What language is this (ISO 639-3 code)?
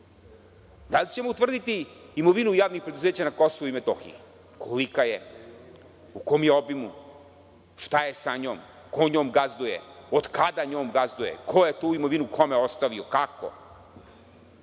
srp